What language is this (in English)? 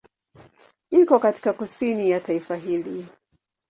Swahili